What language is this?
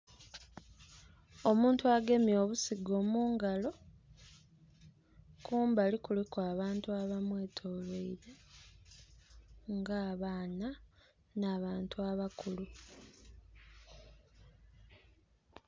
Soga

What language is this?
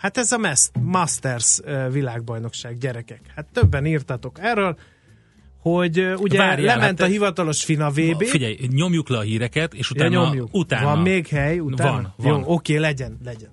Hungarian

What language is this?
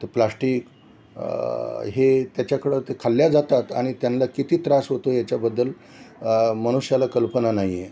Marathi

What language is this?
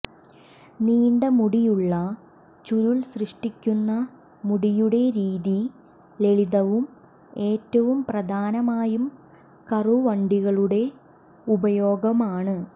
Malayalam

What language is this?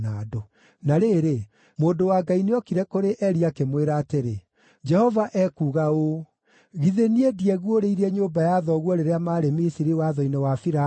Kikuyu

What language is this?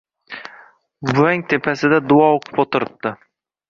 Uzbek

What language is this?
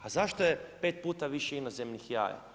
Croatian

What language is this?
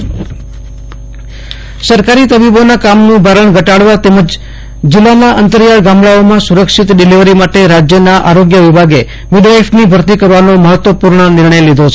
Gujarati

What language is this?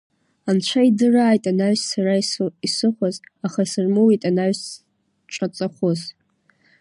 Abkhazian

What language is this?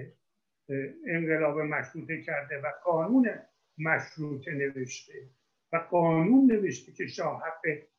Persian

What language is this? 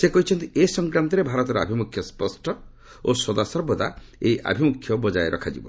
Odia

